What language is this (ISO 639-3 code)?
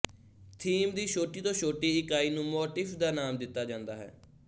pan